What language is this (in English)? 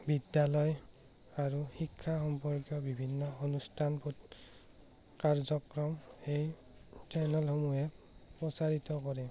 Assamese